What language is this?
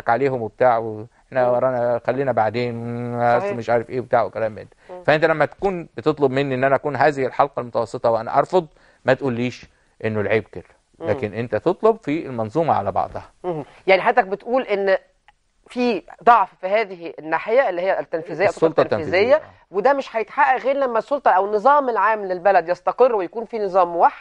Arabic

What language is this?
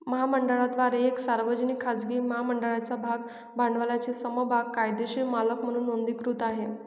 Marathi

